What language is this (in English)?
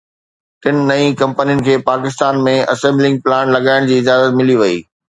Sindhi